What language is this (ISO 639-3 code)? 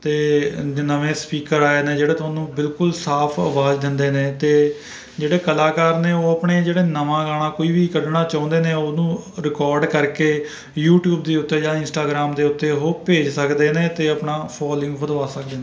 pan